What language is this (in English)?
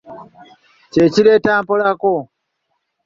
Ganda